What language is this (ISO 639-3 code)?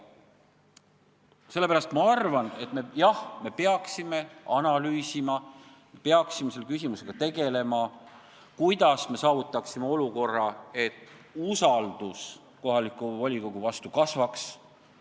est